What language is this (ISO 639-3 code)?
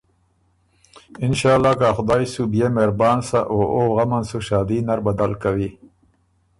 oru